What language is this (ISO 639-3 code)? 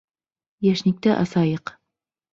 bak